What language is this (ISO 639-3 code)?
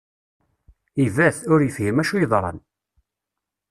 kab